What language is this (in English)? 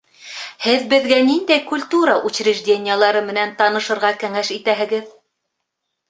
Bashkir